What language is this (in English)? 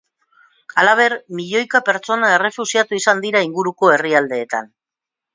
Basque